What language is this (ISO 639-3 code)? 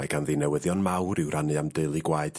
cym